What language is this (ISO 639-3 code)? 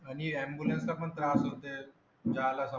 mar